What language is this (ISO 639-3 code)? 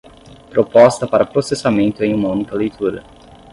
por